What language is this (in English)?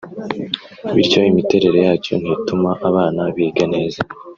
Kinyarwanda